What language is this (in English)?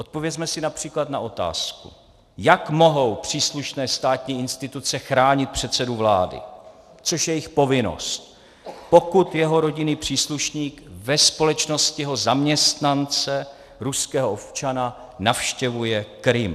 Czech